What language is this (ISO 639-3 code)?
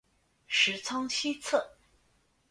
zho